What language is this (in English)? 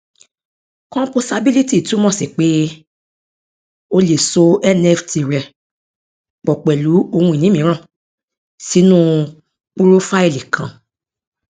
Yoruba